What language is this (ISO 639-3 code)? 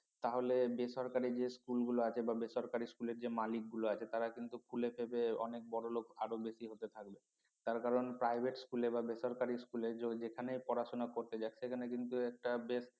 ben